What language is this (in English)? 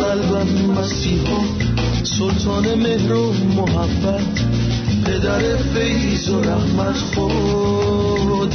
Persian